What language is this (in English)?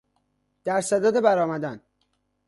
Persian